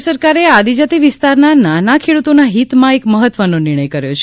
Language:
Gujarati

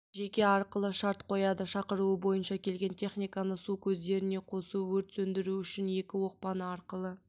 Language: Kazakh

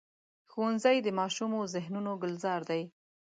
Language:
Pashto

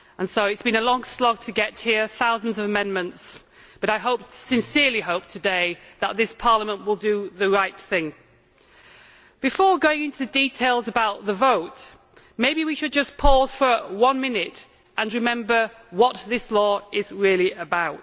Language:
English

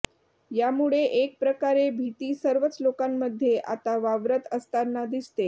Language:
Marathi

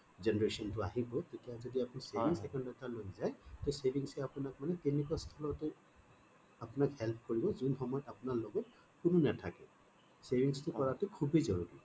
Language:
Assamese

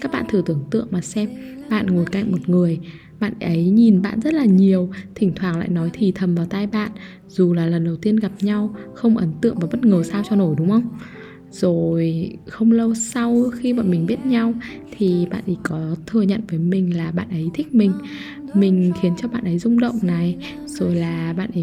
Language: Vietnamese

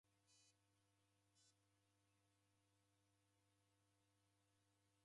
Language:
Taita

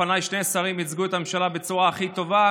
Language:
Hebrew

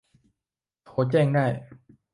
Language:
Thai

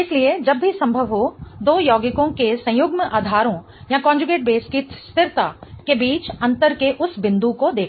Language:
Hindi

